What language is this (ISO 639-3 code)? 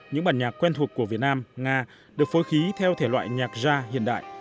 vie